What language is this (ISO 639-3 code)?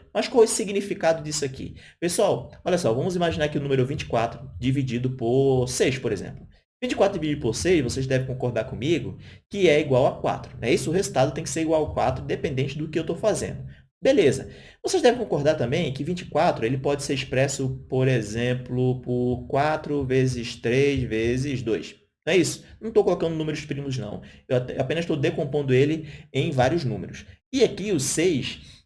por